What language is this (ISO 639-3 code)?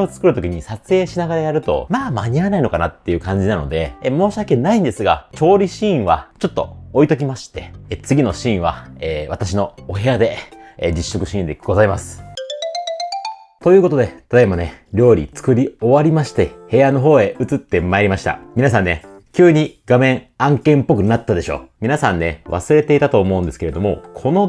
jpn